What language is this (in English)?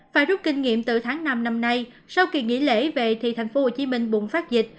Vietnamese